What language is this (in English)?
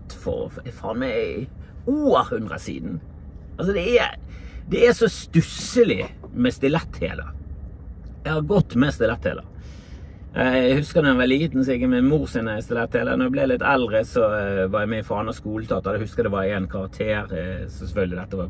Norwegian